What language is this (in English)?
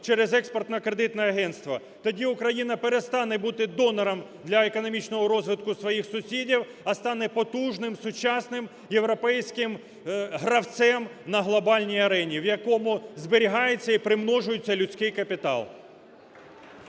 Ukrainian